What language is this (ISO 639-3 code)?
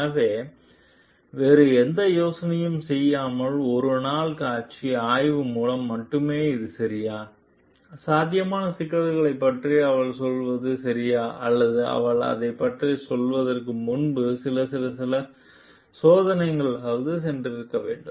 tam